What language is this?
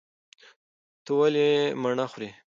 Pashto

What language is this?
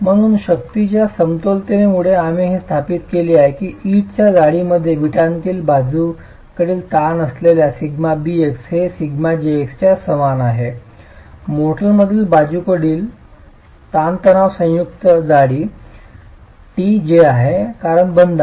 Marathi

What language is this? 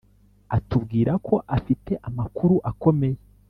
Kinyarwanda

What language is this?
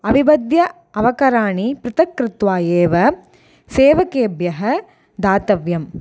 Sanskrit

